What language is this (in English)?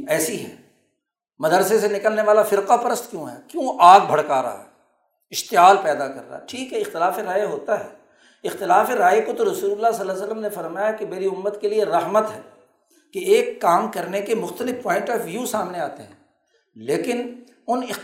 Urdu